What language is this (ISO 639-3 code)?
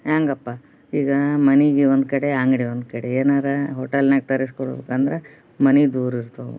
kan